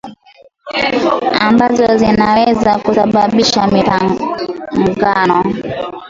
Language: Swahili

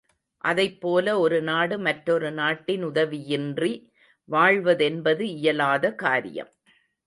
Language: Tamil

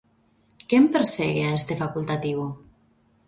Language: Galician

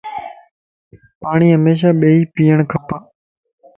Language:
Lasi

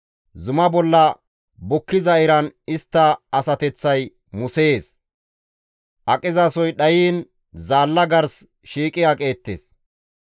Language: Gamo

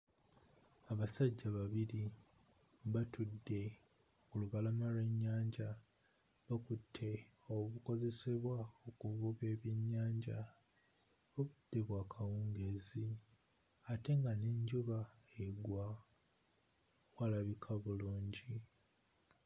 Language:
Ganda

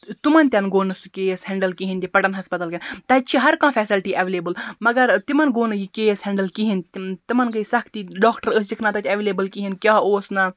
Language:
Kashmiri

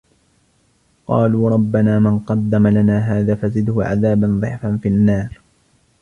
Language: Arabic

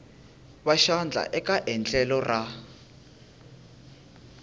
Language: Tsonga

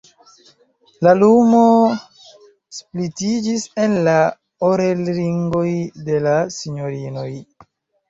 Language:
Esperanto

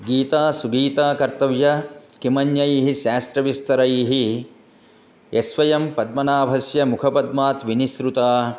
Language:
Sanskrit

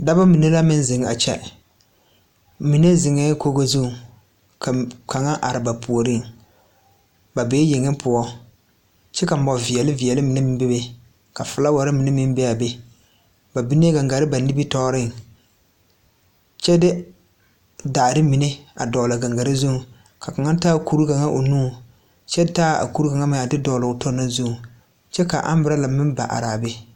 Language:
Southern Dagaare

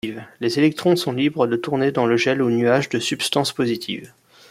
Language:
French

